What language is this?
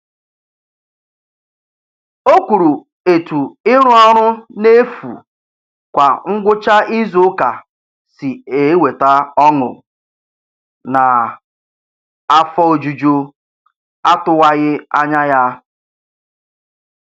Igbo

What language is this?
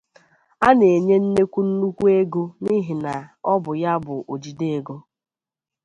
Igbo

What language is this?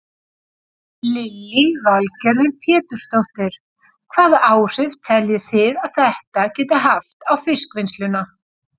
Icelandic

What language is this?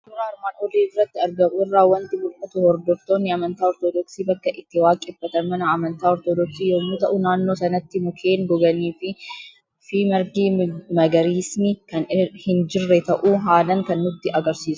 Oromo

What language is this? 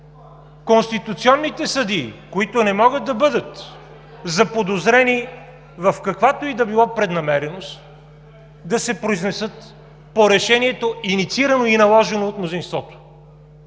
Bulgarian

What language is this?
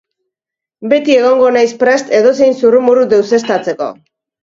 Basque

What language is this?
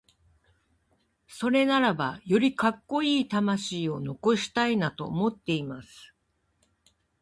Japanese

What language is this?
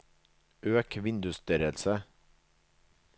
Norwegian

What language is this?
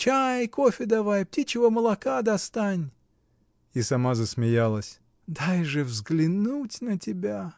Russian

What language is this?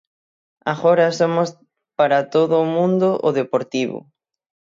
Galician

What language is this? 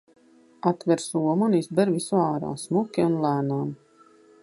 Latvian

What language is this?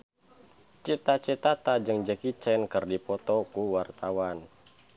Sundanese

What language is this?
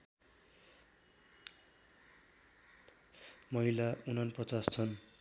Nepali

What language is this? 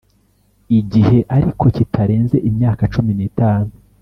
Kinyarwanda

